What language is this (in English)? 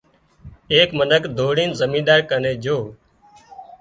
Wadiyara Koli